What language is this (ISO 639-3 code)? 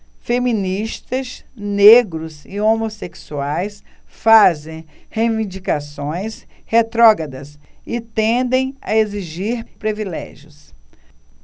por